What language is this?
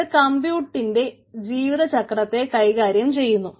Malayalam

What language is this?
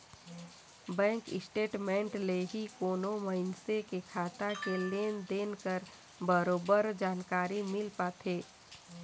Chhattisgarhi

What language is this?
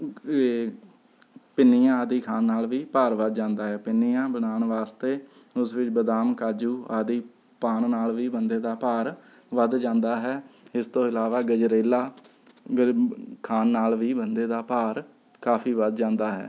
Punjabi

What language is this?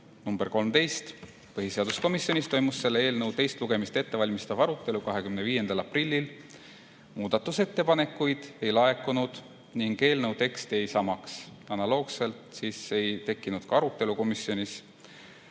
Estonian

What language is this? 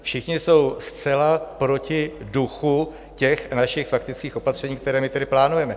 Czech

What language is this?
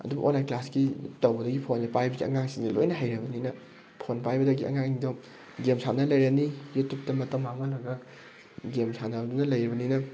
Manipuri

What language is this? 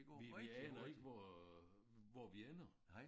Danish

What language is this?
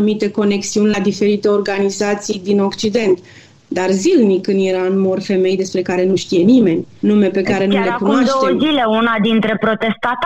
Romanian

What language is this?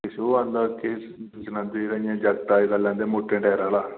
Dogri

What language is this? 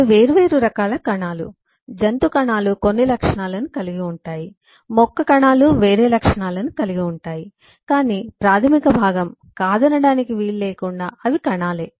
Telugu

